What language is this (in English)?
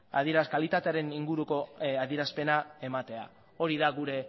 Basque